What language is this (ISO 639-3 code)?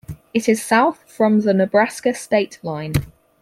eng